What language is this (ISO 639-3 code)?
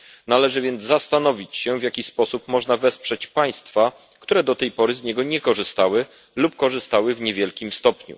pol